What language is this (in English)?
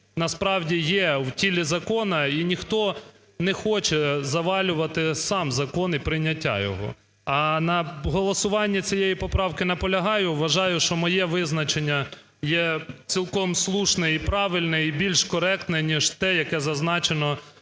Ukrainian